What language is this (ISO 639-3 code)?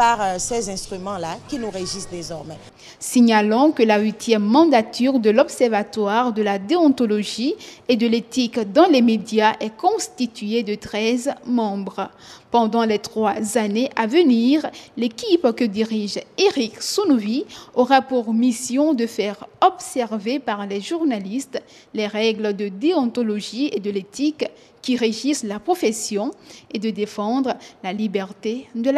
fra